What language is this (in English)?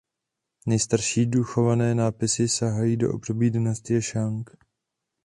Czech